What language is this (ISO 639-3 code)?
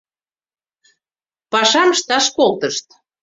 chm